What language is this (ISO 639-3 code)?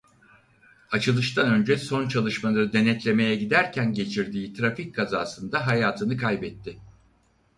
tur